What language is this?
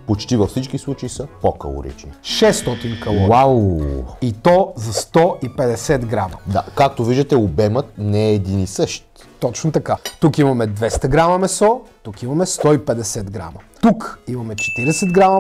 Bulgarian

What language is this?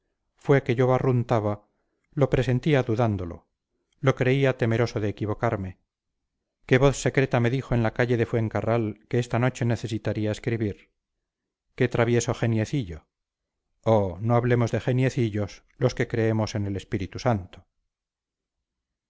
Spanish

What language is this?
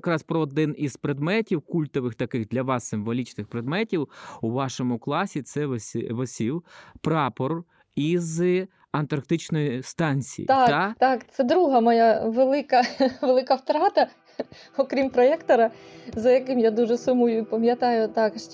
Ukrainian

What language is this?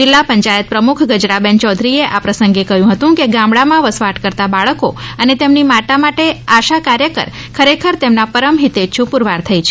Gujarati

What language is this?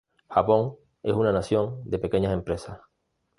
Spanish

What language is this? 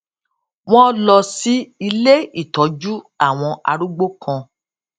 Yoruba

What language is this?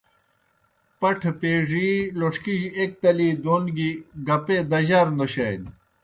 Kohistani Shina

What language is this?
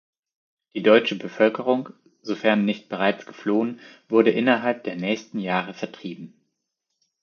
German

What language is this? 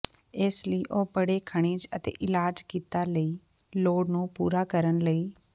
Punjabi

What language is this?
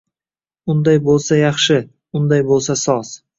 Uzbek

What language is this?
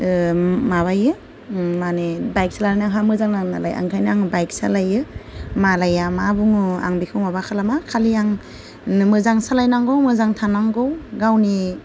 Bodo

